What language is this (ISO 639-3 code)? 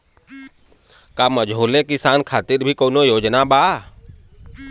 bho